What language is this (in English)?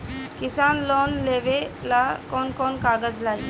Bhojpuri